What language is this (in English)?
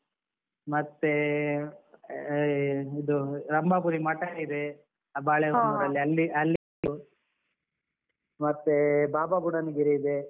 Kannada